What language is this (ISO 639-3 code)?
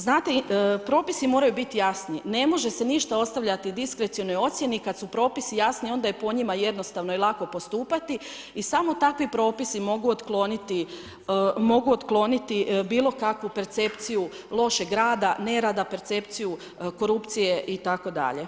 hrv